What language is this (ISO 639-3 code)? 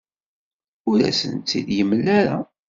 kab